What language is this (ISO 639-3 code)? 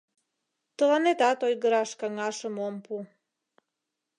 chm